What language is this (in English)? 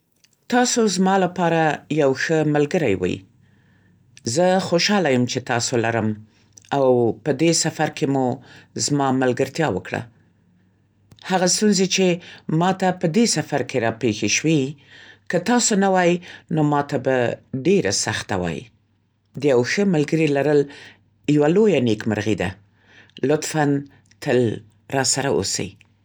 Central Pashto